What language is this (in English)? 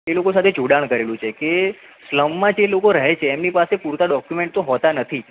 Gujarati